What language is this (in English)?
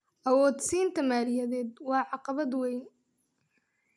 Somali